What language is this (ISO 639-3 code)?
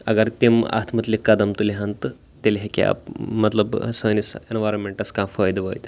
kas